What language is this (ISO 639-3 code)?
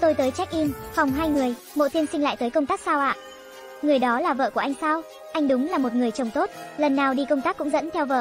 vie